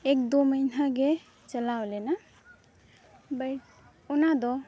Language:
Santali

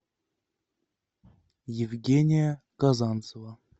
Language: Russian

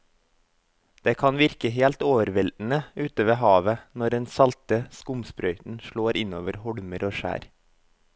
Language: Norwegian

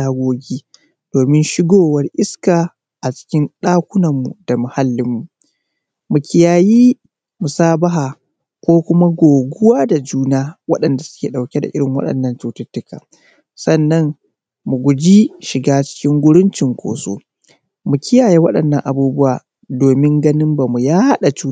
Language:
Hausa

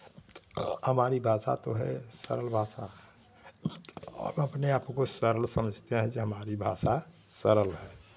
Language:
Hindi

